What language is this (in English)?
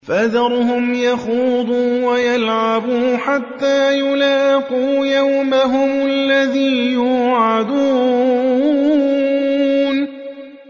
Arabic